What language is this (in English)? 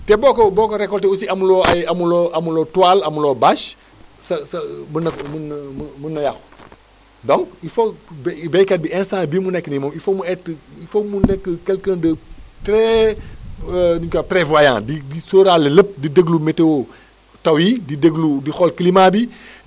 Wolof